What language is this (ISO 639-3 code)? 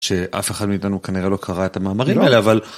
heb